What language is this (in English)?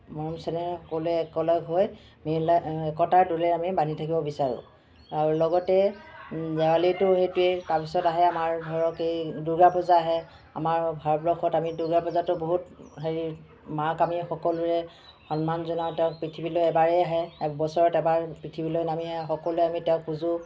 Assamese